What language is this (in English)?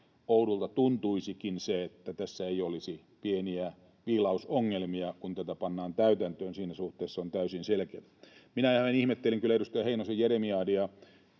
Finnish